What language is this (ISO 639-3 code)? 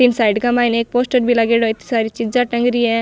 mwr